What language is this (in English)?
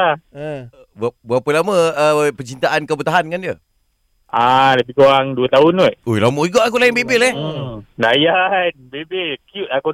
Malay